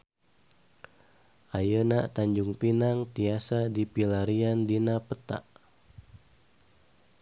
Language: Sundanese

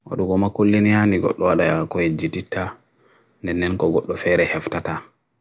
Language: Bagirmi Fulfulde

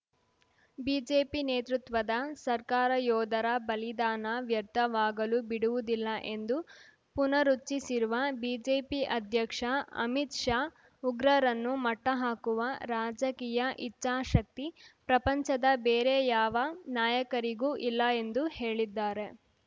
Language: Kannada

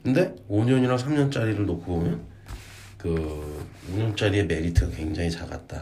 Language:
Korean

